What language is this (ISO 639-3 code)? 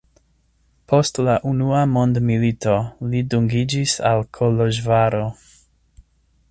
epo